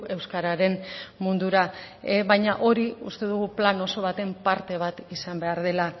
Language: Basque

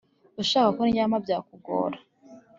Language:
Kinyarwanda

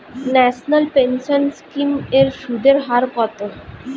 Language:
Bangla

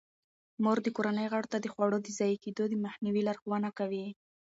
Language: Pashto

